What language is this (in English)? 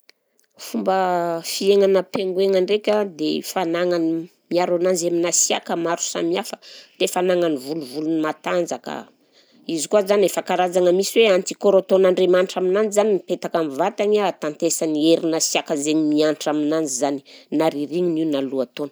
Southern Betsimisaraka Malagasy